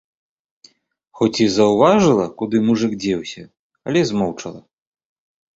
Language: Belarusian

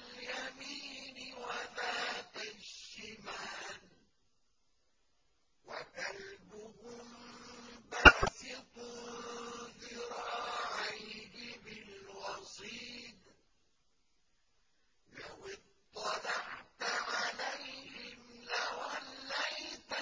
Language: Arabic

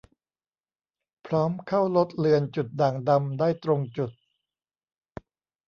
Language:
Thai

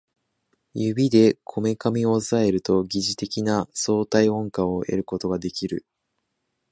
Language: Japanese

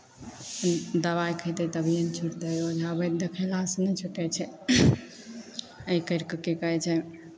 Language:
Maithili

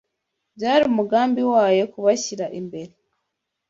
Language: Kinyarwanda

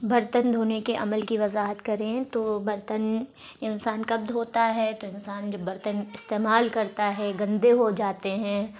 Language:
Urdu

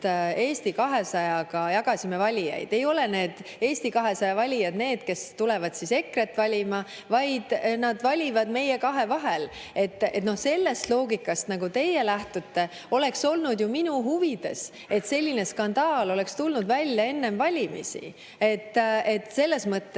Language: Estonian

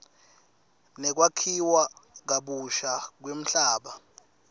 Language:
Swati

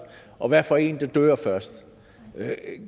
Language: Danish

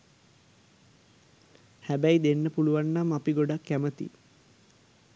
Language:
Sinhala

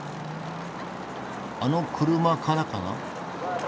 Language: Japanese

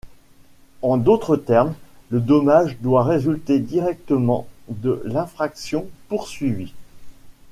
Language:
French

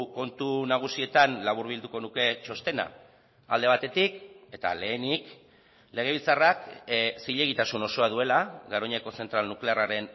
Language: Basque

